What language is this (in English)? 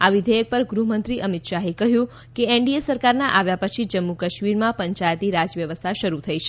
Gujarati